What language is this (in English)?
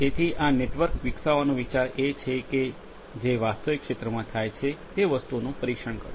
Gujarati